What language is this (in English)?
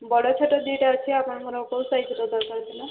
Odia